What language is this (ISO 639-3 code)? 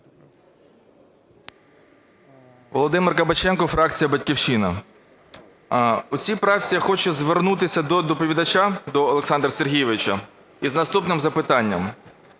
ukr